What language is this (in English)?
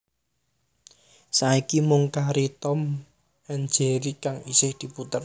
Javanese